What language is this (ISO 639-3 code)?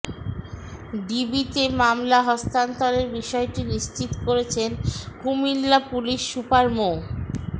ben